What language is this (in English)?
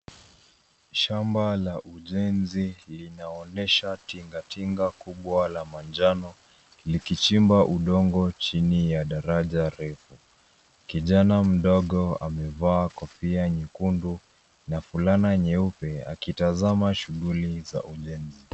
Swahili